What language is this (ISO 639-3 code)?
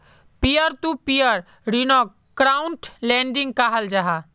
mag